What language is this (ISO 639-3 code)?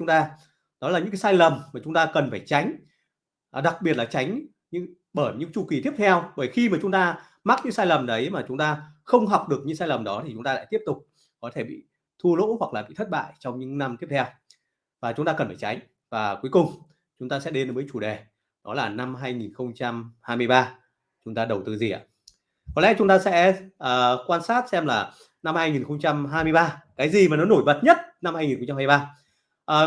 vie